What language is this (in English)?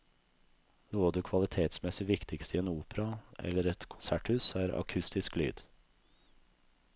Norwegian